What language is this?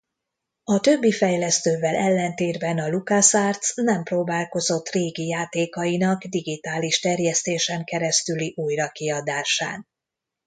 Hungarian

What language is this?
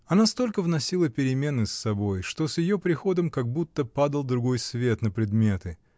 Russian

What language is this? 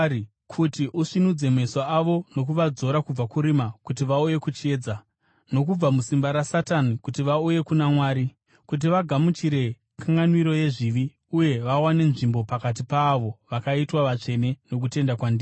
Shona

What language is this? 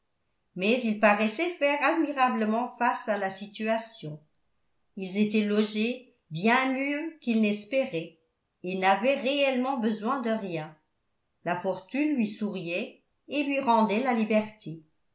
French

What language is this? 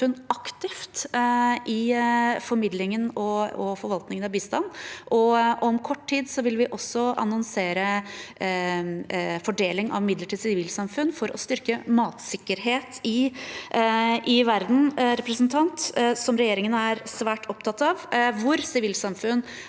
Norwegian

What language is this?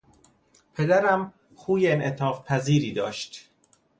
Persian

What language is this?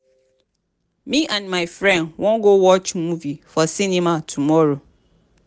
Nigerian Pidgin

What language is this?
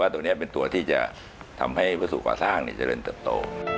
Thai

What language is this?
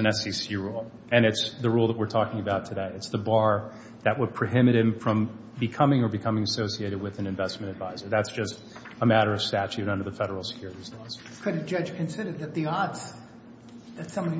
English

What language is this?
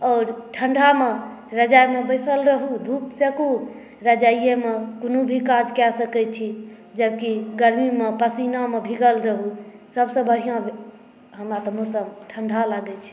Maithili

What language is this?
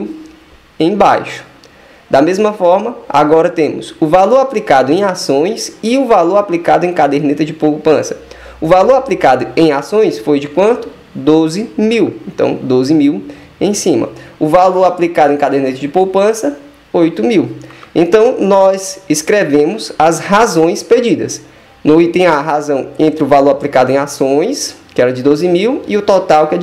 Portuguese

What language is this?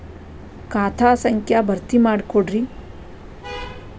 Kannada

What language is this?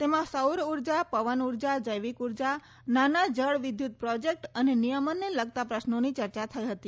Gujarati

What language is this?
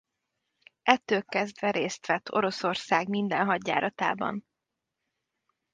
Hungarian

